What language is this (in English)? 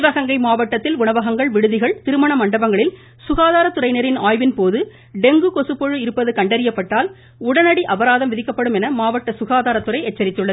Tamil